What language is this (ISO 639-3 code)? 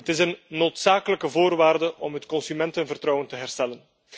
nld